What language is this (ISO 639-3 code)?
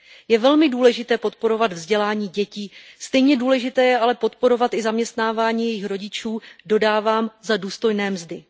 ces